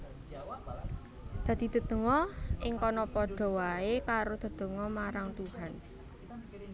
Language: Javanese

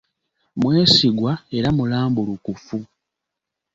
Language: Ganda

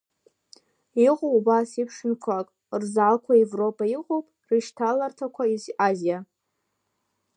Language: Abkhazian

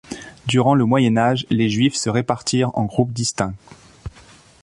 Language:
French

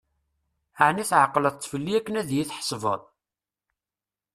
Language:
Kabyle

